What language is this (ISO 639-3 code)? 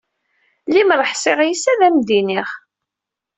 kab